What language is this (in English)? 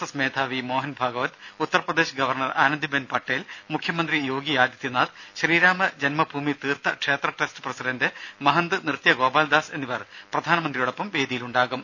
Malayalam